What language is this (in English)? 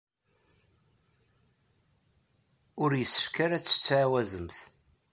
Kabyle